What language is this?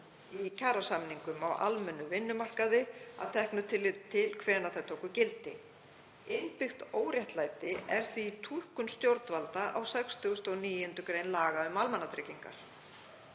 Icelandic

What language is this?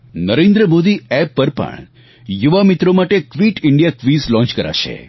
Gujarati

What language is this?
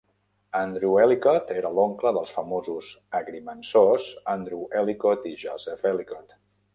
Catalan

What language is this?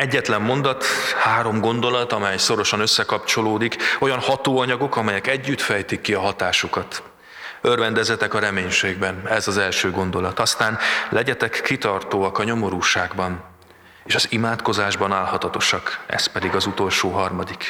Hungarian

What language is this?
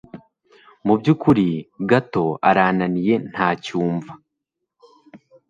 Kinyarwanda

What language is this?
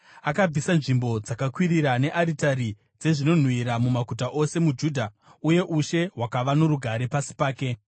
Shona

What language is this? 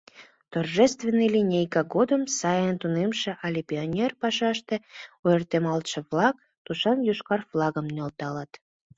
Mari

